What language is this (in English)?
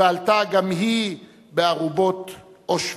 Hebrew